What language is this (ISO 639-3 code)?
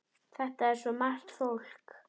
isl